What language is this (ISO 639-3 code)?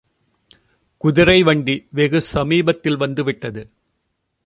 tam